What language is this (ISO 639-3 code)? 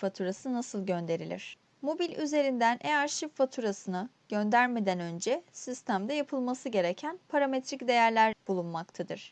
tur